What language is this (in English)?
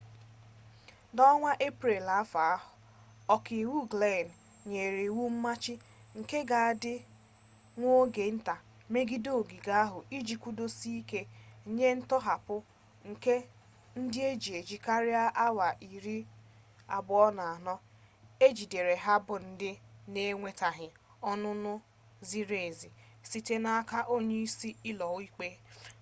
Igbo